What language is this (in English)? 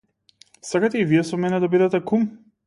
Macedonian